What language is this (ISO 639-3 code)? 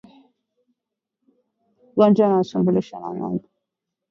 swa